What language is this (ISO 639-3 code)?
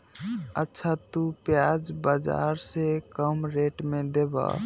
mag